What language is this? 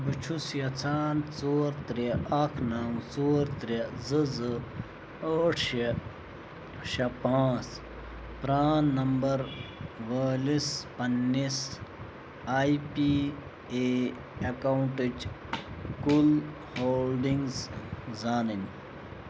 Kashmiri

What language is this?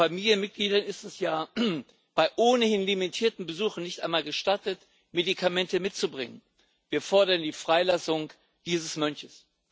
German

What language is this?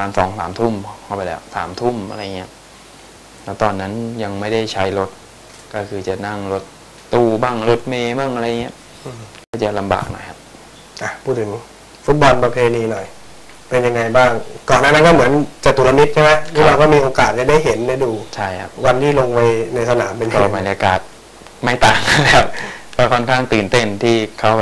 Thai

